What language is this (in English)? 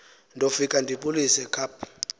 Xhosa